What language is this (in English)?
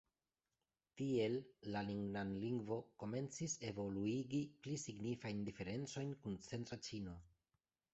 Esperanto